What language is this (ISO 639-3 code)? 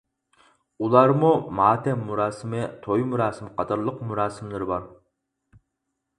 uig